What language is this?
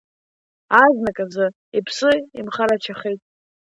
Abkhazian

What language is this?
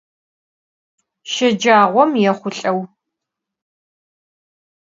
Adyghe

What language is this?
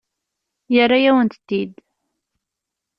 Kabyle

